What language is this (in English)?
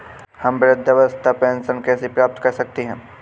Hindi